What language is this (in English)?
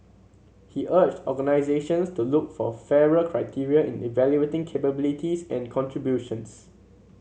English